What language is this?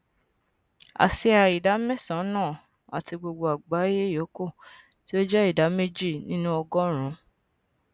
Yoruba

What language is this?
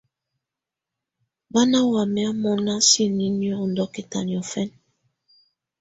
Tunen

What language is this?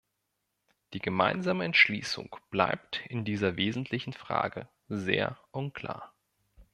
German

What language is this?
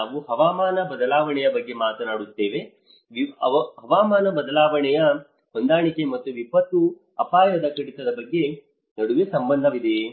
Kannada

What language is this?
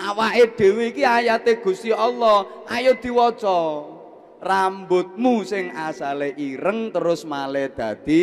Indonesian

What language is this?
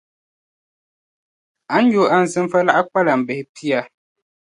Dagbani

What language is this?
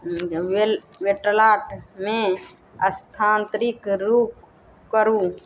Maithili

